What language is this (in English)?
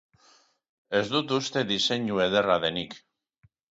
Basque